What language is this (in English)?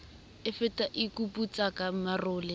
Southern Sotho